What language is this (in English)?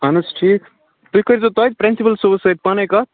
Kashmiri